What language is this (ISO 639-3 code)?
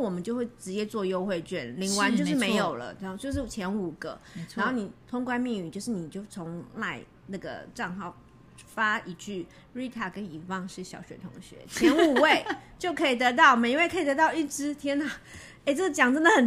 zho